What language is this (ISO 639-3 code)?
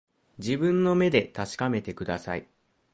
jpn